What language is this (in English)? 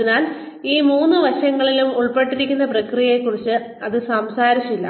Malayalam